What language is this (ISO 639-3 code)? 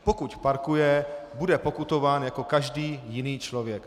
ces